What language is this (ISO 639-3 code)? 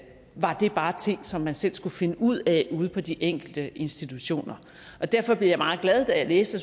dan